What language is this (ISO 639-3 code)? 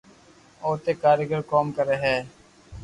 lrk